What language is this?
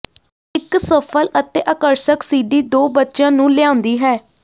Punjabi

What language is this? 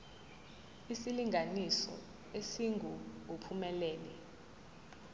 Zulu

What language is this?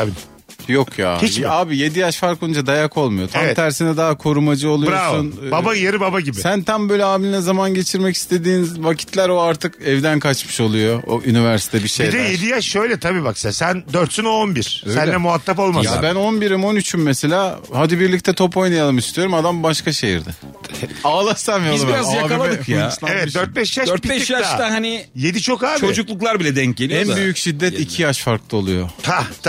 Turkish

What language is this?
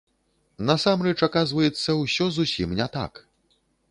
Belarusian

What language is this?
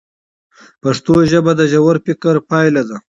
Pashto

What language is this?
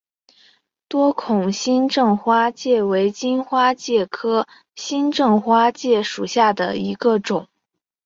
Chinese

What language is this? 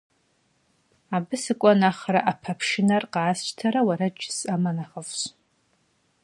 Kabardian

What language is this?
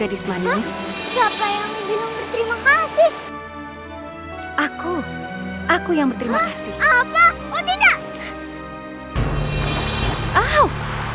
Indonesian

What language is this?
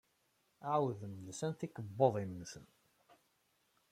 Kabyle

